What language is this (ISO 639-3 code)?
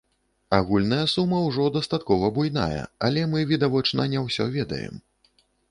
bel